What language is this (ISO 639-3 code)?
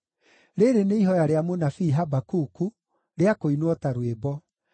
kik